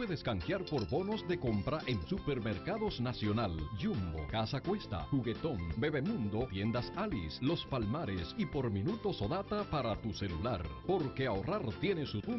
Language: Spanish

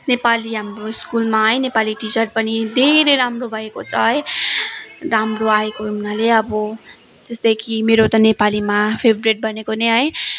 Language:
Nepali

